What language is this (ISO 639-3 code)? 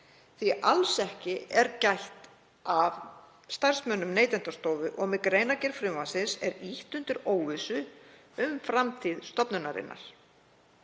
isl